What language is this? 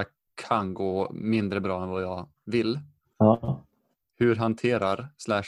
Swedish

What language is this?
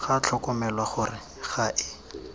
Tswana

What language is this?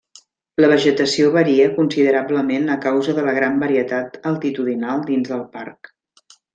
Catalan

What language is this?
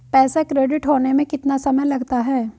Hindi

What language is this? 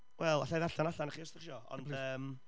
Welsh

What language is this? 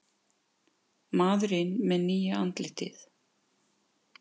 Icelandic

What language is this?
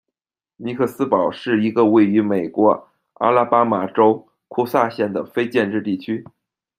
Chinese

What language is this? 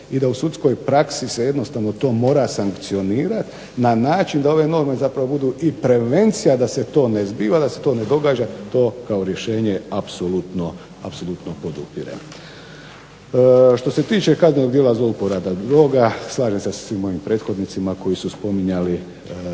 Croatian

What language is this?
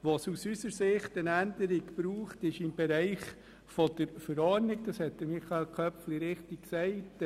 Swiss German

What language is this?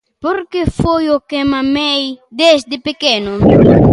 Galician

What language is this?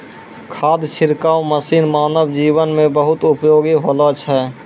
Maithili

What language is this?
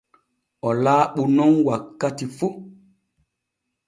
Borgu Fulfulde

